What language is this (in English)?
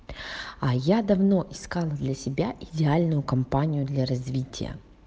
Russian